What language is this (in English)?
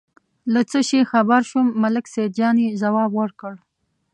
Pashto